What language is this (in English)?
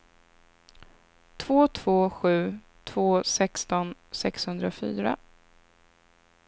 Swedish